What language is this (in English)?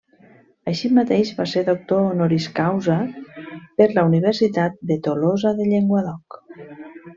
Catalan